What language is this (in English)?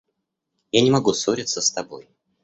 Russian